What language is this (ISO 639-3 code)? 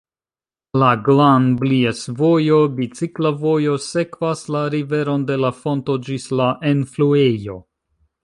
epo